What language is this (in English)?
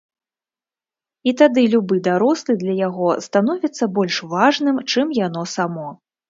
Belarusian